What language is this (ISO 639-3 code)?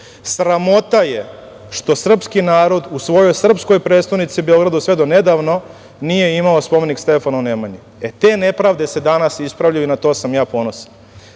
srp